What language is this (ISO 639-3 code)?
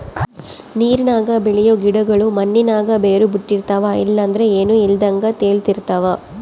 kan